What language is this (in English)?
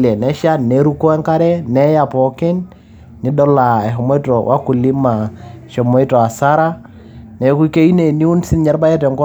Masai